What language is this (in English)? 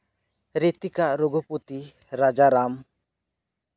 Santali